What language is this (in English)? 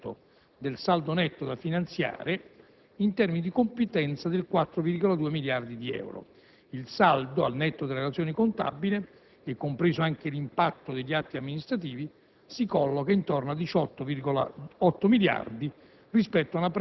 Italian